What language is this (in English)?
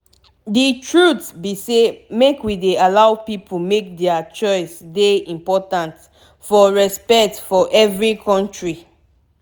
Nigerian Pidgin